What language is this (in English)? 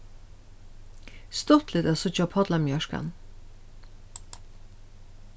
Faroese